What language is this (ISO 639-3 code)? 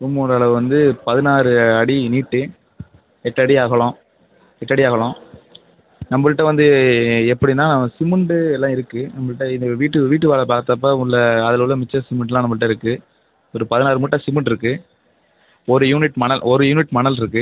tam